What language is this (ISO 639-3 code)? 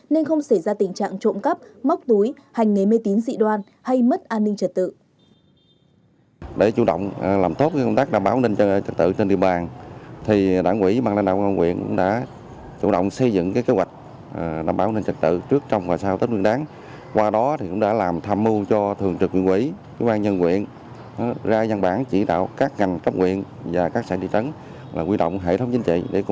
vie